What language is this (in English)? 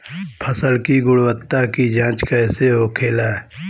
Bhojpuri